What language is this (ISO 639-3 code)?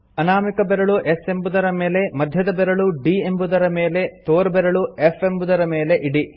kan